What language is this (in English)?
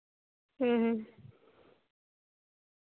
Santali